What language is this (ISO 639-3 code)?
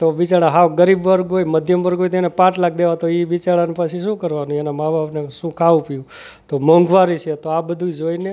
guj